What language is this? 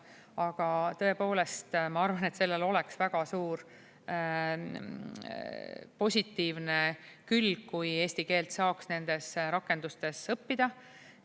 Estonian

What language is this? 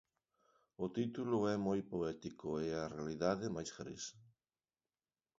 Galician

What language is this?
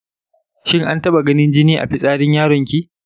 Hausa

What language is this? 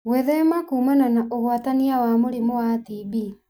Kikuyu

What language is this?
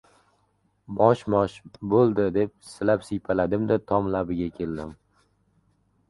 Uzbek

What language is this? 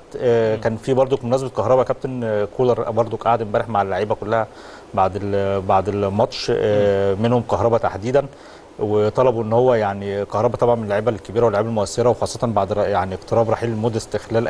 Arabic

